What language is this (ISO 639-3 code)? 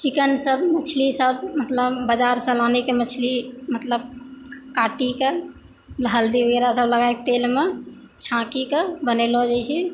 mai